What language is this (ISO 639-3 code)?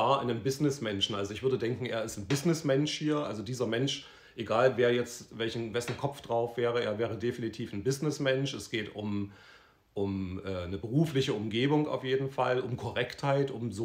deu